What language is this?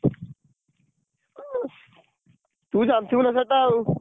Odia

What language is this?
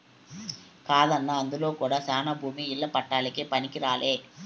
Telugu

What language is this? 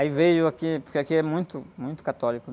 Portuguese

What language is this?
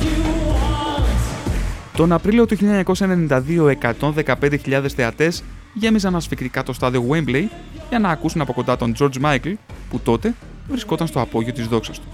Greek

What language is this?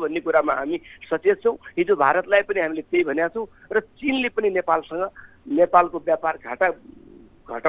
Hindi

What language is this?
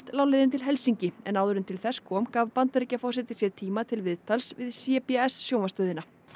Icelandic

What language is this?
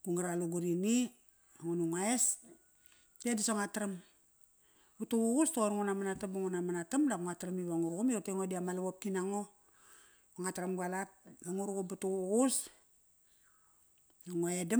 Kairak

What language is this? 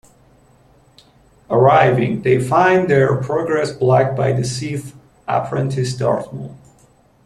English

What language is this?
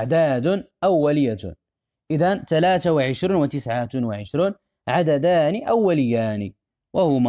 Arabic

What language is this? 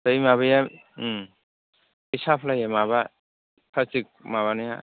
Bodo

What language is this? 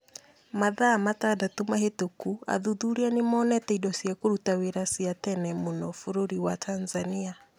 Kikuyu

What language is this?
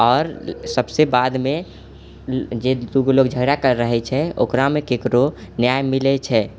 Maithili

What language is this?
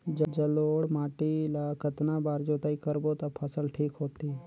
Chhattisgarhi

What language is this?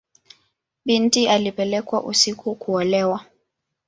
Swahili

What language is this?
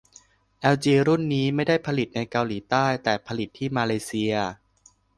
Thai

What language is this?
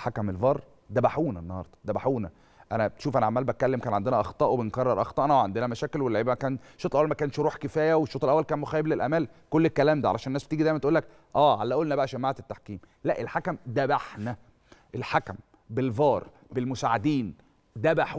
Arabic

